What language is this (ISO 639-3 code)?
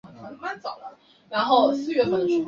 zho